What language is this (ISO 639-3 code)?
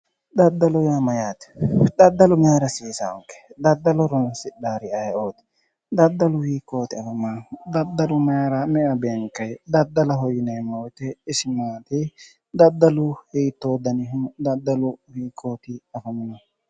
sid